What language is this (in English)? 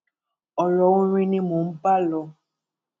Yoruba